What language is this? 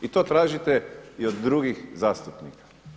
Croatian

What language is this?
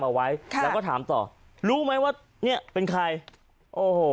Thai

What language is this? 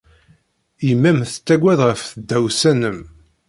Kabyle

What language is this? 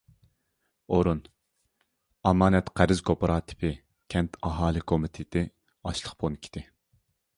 Uyghur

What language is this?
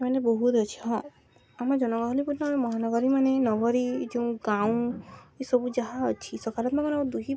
Odia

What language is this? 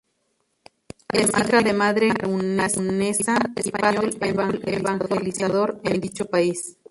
Spanish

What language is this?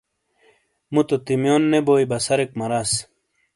Shina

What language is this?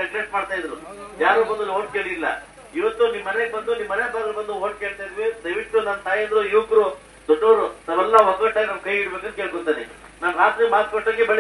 Arabic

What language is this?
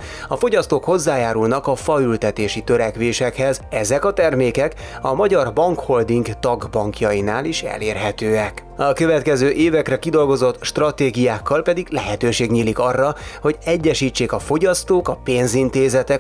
Hungarian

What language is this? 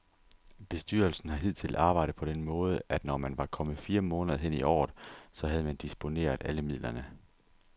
Danish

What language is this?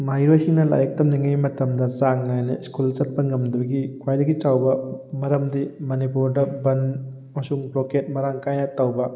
Manipuri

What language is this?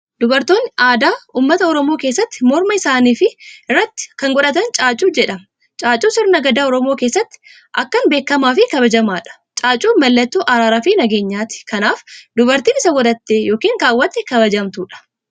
Oromo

